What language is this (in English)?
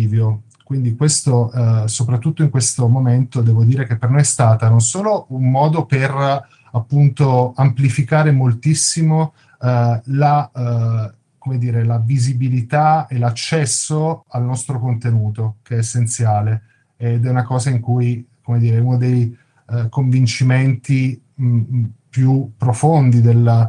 Italian